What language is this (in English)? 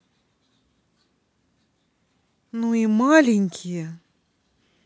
Russian